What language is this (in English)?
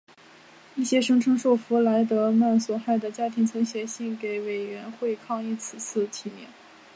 Chinese